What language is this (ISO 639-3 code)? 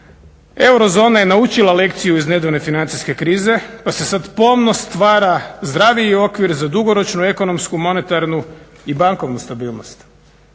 hrv